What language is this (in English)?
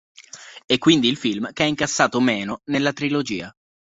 Italian